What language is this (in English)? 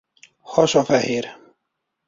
Hungarian